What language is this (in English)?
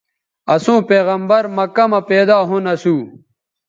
Bateri